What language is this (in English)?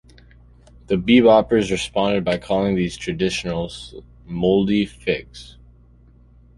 English